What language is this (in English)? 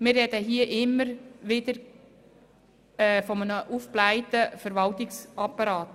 Swiss German